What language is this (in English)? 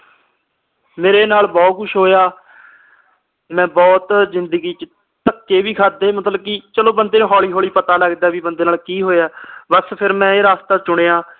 Punjabi